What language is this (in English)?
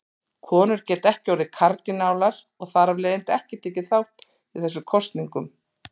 Icelandic